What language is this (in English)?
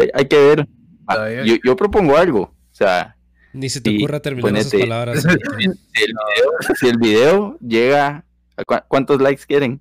Spanish